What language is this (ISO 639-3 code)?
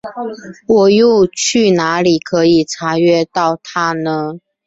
zho